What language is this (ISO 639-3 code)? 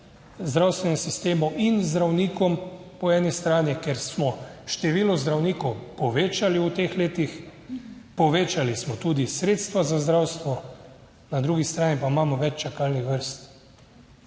slv